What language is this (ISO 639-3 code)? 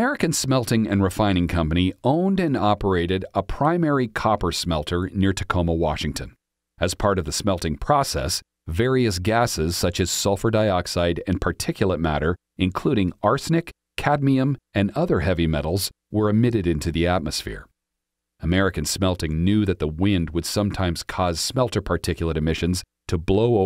eng